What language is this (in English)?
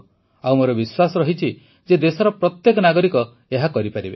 Odia